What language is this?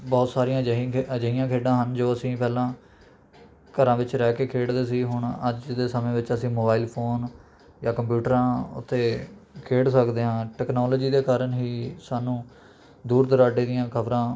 Punjabi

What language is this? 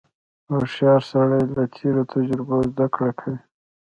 Pashto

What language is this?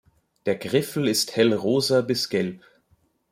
German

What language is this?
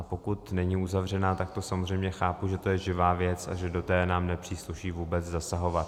Czech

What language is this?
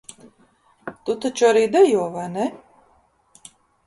Latvian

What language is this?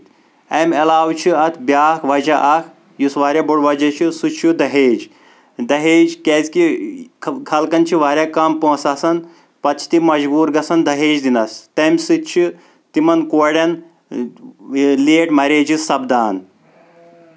Kashmiri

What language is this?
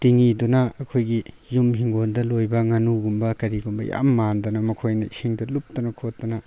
Manipuri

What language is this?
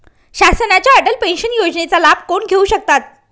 Marathi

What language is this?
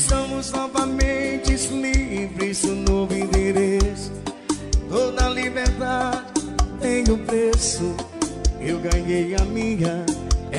Portuguese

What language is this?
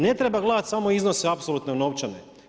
Croatian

